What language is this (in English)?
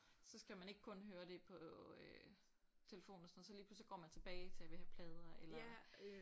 Danish